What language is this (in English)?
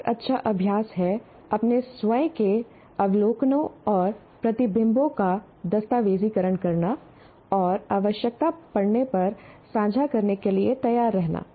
Hindi